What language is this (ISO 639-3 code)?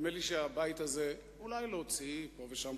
heb